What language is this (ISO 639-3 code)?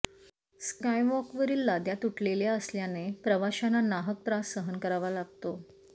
mar